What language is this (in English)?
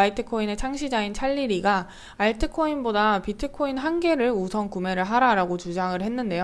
Korean